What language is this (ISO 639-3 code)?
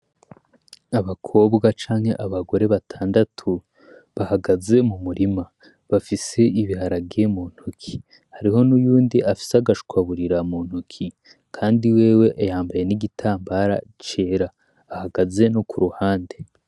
run